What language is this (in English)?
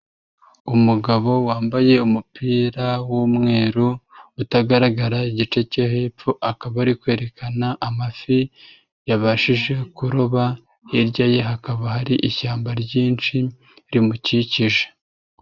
Kinyarwanda